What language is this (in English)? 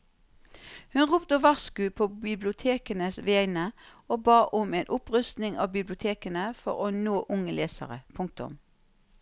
Norwegian